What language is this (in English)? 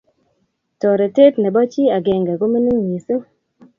Kalenjin